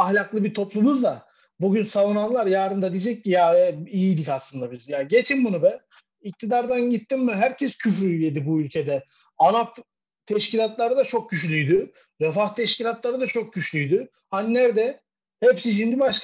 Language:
Turkish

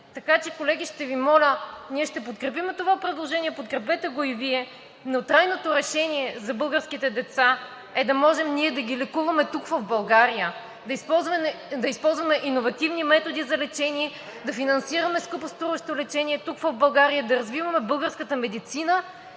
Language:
Bulgarian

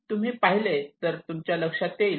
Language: Marathi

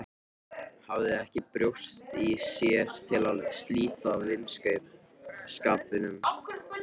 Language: Icelandic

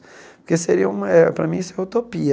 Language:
Portuguese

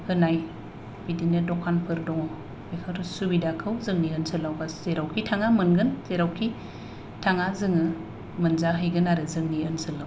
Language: Bodo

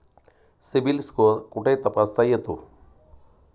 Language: Marathi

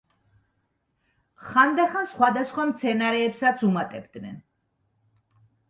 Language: Georgian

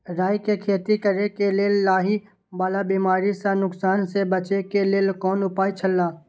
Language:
Maithili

